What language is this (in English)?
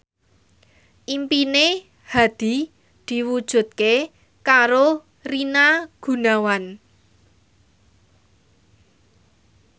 Javanese